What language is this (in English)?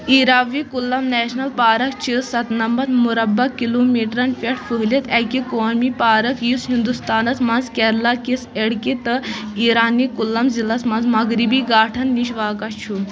Kashmiri